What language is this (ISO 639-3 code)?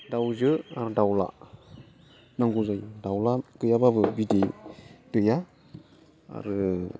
brx